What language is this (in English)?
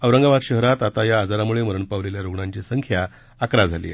Marathi